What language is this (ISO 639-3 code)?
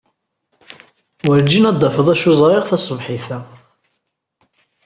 kab